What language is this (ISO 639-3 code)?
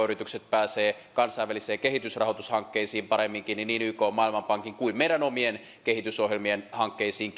fin